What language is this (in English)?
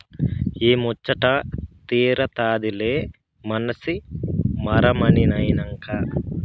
Telugu